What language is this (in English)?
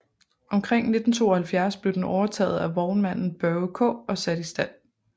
Danish